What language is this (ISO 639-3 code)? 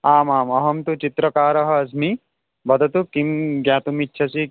san